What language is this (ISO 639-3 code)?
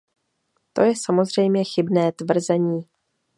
ces